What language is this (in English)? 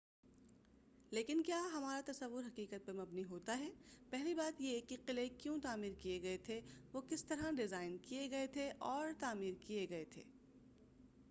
Urdu